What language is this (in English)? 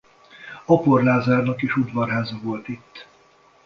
Hungarian